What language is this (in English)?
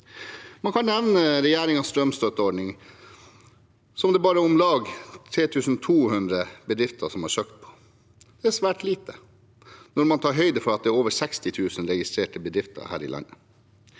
Norwegian